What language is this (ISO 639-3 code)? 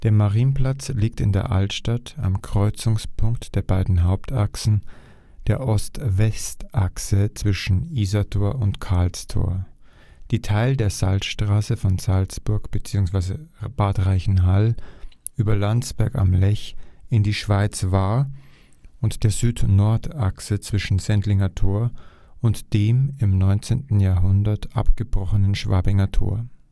deu